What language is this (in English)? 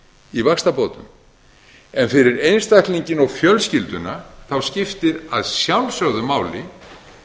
Icelandic